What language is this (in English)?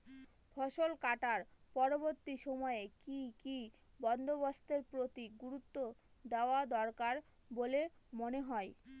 Bangla